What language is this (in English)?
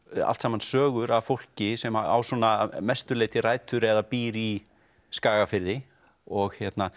Icelandic